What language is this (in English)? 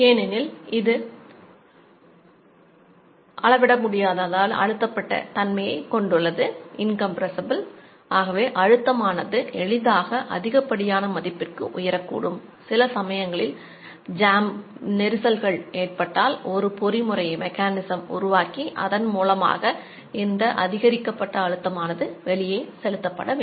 Tamil